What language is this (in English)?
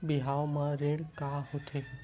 Chhattisgarhi